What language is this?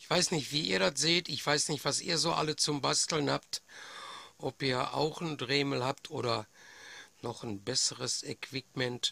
German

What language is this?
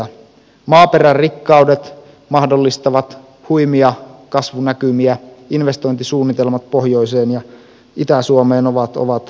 Finnish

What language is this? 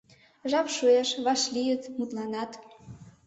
Mari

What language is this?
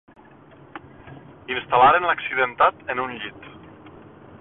Catalan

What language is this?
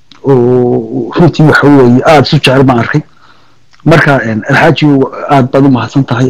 Arabic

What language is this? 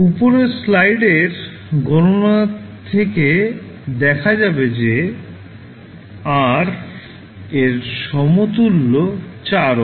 Bangla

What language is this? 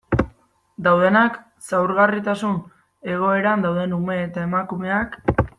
Basque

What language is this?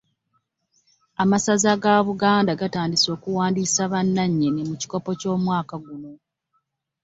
Ganda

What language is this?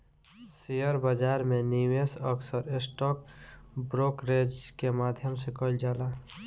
Bhojpuri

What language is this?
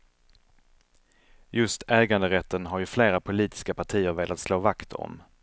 Swedish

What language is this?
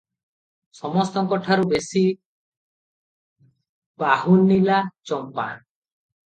Odia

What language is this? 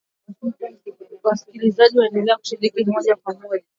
Swahili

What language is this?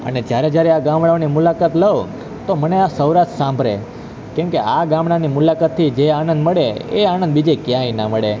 Gujarati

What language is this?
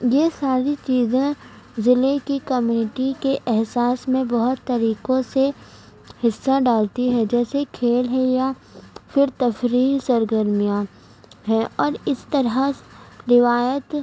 Urdu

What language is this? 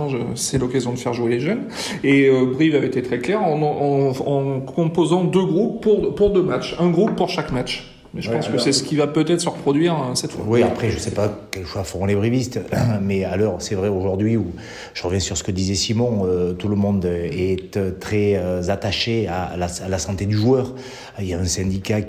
French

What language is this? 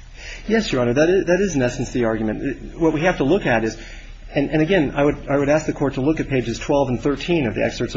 English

